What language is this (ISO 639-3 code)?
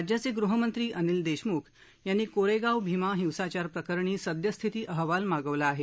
mar